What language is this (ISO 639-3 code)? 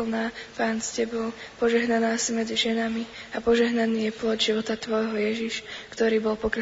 slk